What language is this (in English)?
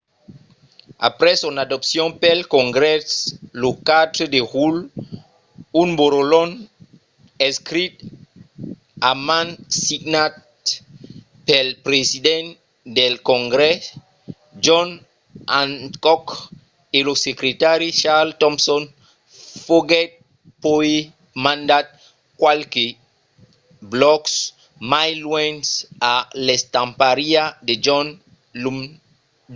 Occitan